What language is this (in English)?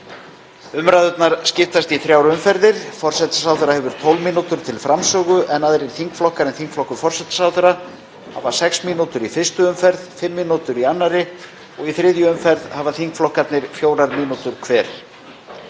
Icelandic